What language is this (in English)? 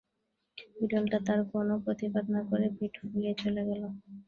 Bangla